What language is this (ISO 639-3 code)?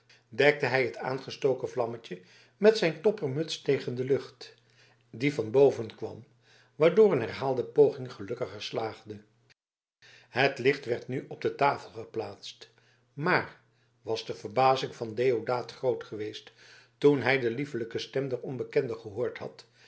nld